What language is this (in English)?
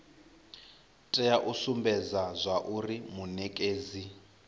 Venda